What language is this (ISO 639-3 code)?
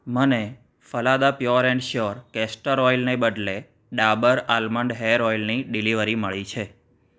guj